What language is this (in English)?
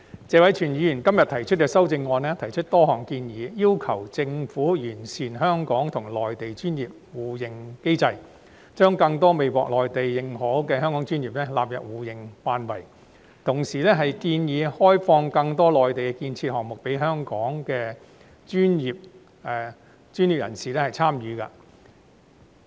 Cantonese